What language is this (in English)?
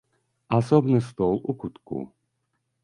Belarusian